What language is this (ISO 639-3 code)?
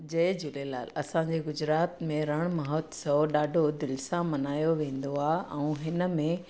snd